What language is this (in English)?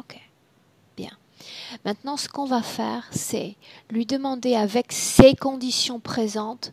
French